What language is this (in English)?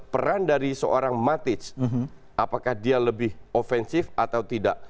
Indonesian